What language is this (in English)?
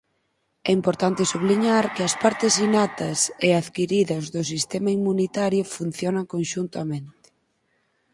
Galician